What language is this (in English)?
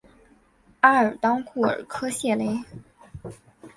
Chinese